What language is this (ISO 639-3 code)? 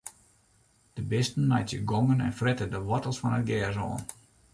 fry